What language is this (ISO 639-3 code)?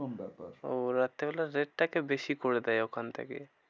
ben